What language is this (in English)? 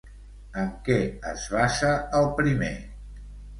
Catalan